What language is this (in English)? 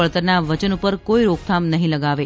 Gujarati